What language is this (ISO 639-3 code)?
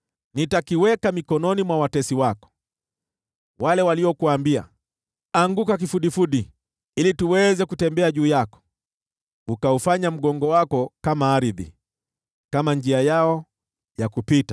swa